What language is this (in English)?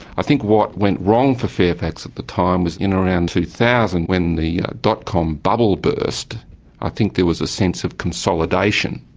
English